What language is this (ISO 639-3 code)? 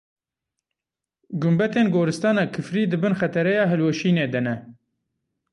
kur